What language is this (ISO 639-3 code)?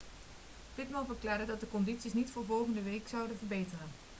nld